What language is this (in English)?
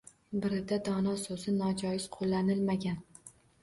Uzbek